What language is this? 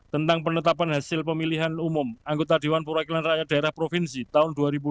Indonesian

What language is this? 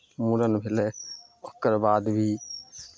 Maithili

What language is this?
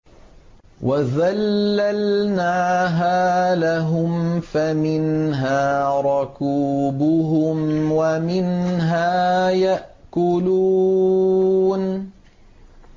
Arabic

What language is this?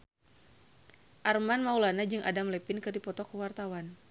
Sundanese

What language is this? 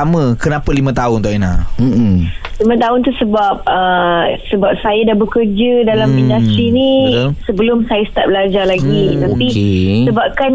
Malay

